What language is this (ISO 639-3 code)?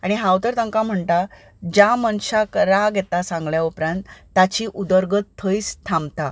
kok